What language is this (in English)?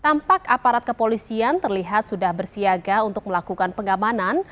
Indonesian